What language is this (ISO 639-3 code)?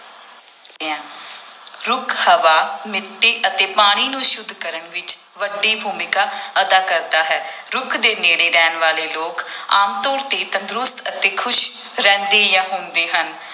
pan